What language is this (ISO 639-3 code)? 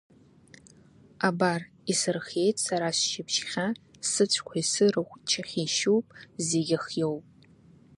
abk